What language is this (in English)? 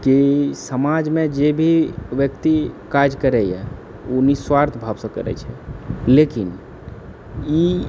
Maithili